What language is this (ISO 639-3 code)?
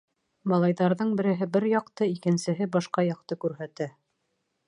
bak